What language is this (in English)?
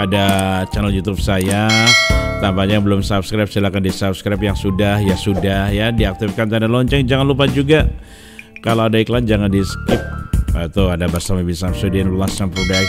Indonesian